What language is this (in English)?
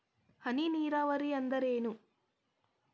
Kannada